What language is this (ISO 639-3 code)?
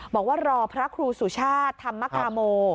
tha